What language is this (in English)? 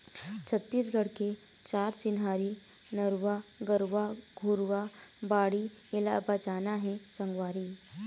Chhattisgarhi